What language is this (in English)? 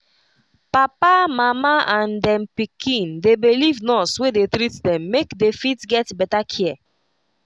Nigerian Pidgin